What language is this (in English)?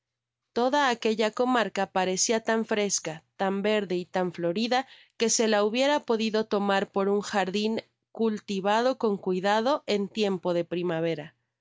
Spanish